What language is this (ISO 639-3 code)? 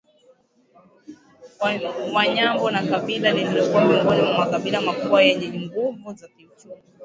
swa